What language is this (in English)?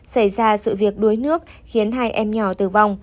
Vietnamese